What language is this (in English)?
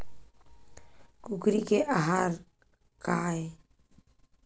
Chhattisgarhi